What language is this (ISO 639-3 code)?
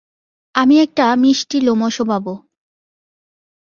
ben